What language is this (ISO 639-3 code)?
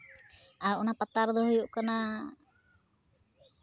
sat